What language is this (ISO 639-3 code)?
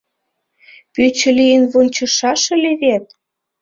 chm